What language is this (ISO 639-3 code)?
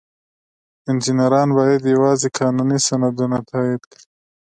pus